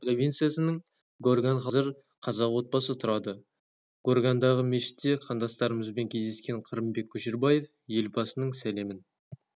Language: Kazakh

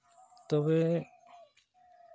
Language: Santali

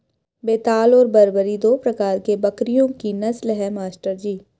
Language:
Hindi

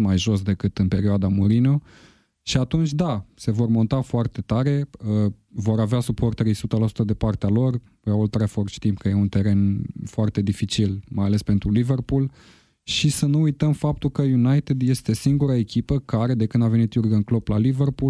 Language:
Romanian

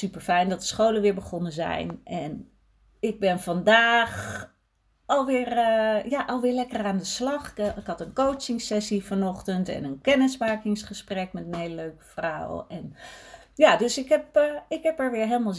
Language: Dutch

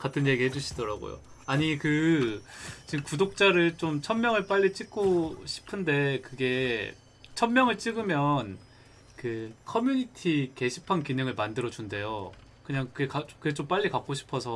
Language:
Korean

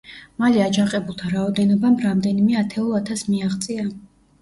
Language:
Georgian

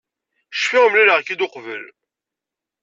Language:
Kabyle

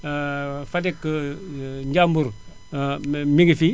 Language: Wolof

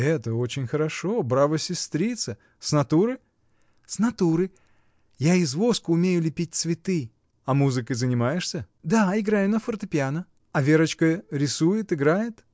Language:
Russian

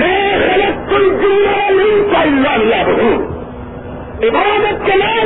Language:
Urdu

